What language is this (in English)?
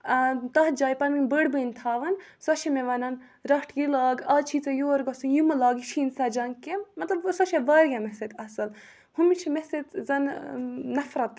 Kashmiri